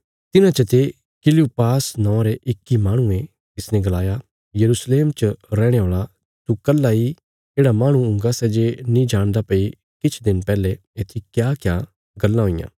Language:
Bilaspuri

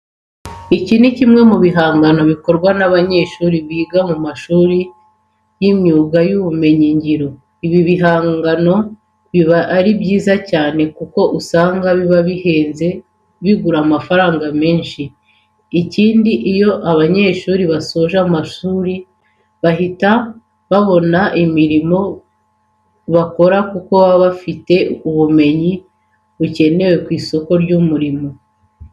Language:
Kinyarwanda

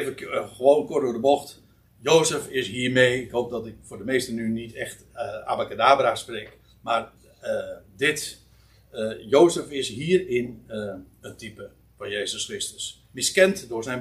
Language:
Dutch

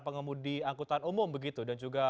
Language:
Indonesian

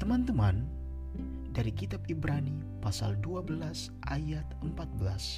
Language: Indonesian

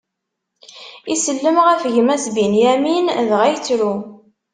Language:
Kabyle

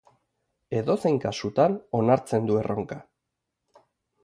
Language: Basque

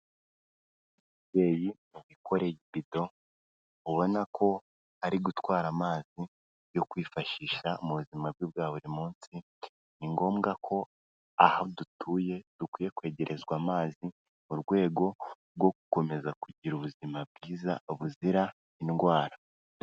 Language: Kinyarwanda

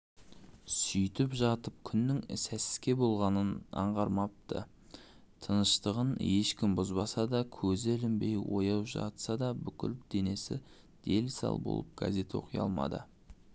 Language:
Kazakh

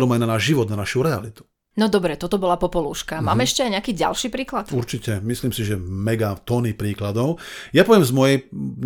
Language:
Slovak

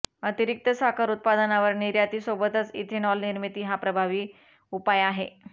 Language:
Marathi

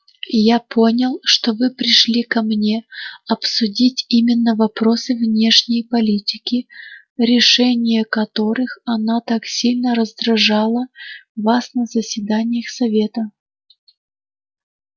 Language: Russian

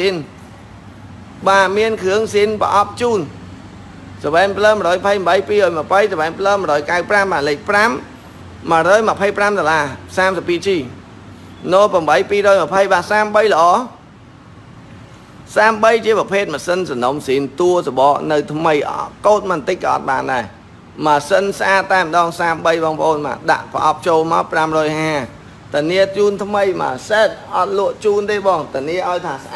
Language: Vietnamese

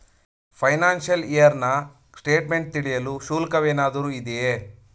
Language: Kannada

